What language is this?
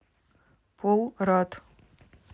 Russian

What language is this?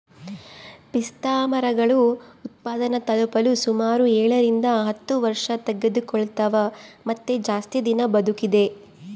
Kannada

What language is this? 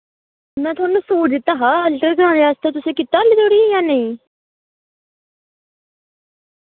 Dogri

